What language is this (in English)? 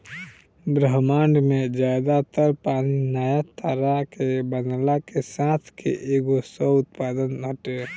Bhojpuri